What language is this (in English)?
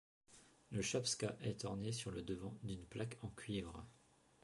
French